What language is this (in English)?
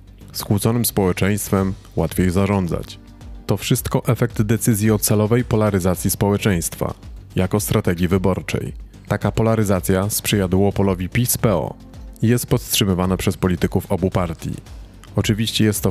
Polish